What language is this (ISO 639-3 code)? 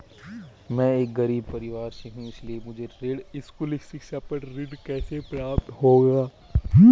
hin